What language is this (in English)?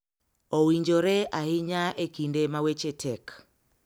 Luo (Kenya and Tanzania)